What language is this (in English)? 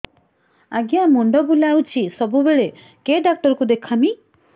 Odia